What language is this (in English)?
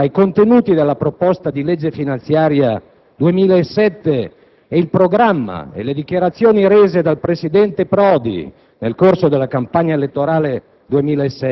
Italian